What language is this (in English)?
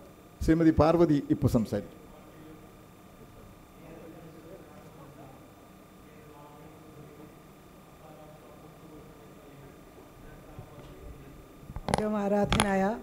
Malayalam